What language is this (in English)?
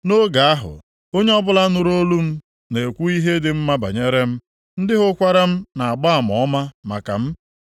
Igbo